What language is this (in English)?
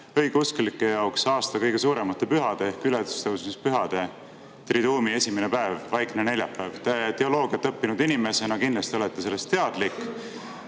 Estonian